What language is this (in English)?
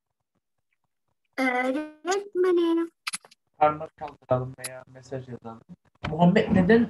Turkish